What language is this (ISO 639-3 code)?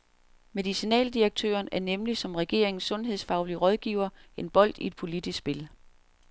dan